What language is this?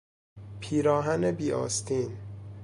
Persian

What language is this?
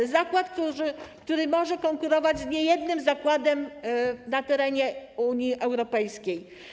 Polish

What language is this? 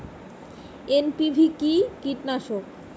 Bangla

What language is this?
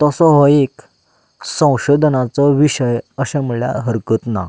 Konkani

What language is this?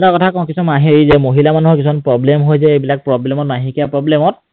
Assamese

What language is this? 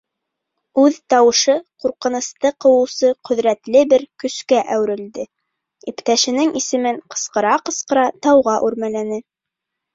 Bashkir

